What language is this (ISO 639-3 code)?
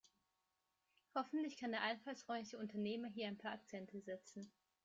deu